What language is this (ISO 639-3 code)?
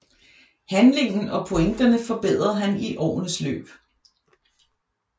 dan